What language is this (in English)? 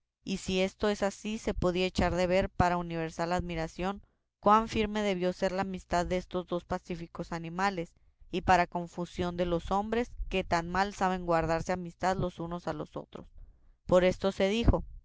Spanish